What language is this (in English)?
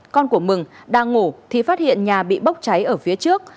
Vietnamese